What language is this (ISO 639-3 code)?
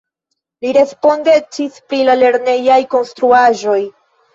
epo